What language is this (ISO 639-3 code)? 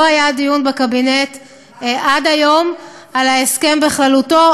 heb